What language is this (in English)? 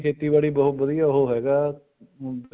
Punjabi